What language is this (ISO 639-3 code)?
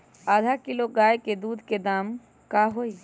mag